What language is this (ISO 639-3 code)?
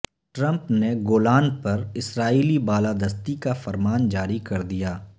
urd